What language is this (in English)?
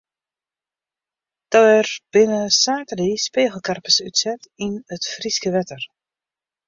Western Frisian